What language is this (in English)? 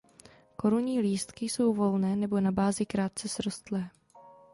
Czech